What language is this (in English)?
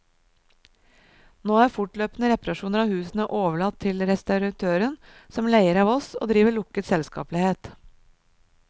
Norwegian